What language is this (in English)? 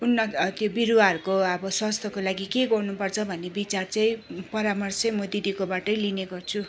Nepali